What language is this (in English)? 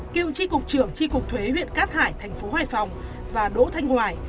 Vietnamese